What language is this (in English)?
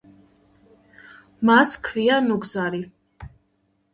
Georgian